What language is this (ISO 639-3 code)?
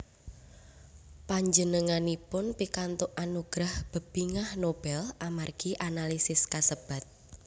jav